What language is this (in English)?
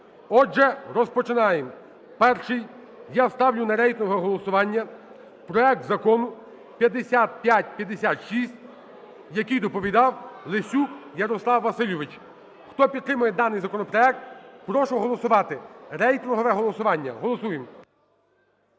Ukrainian